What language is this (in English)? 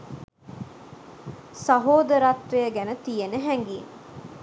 Sinhala